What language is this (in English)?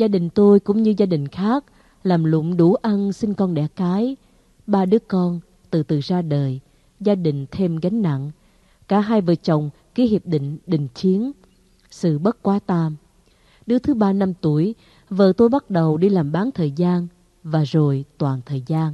Vietnamese